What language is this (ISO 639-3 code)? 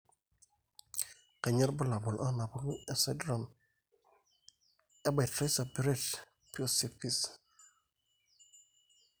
mas